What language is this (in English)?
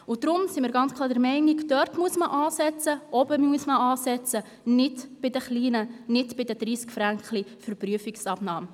Swiss German